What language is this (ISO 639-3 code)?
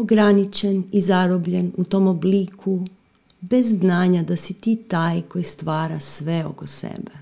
hrv